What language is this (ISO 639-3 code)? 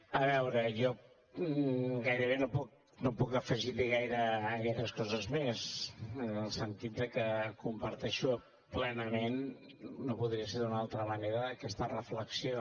cat